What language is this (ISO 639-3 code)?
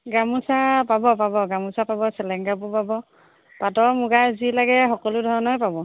asm